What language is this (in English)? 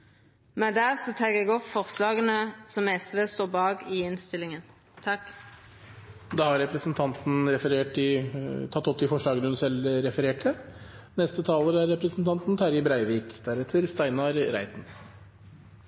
Norwegian